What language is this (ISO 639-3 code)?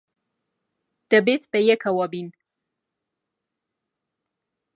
ckb